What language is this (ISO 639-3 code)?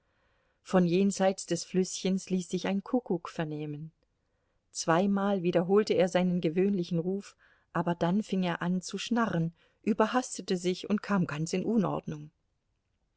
deu